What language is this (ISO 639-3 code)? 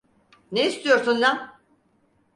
tur